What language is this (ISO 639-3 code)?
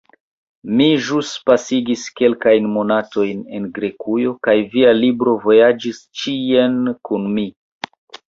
epo